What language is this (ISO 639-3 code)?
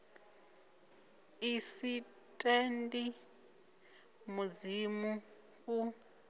ven